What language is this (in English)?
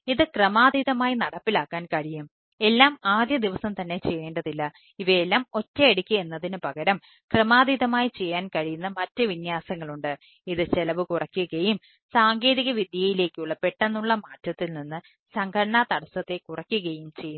Malayalam